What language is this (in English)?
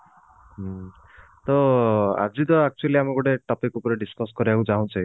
Odia